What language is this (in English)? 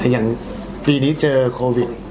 Thai